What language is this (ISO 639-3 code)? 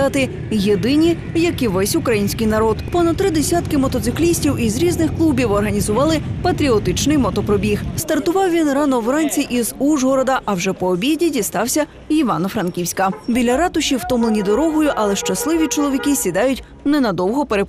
ukr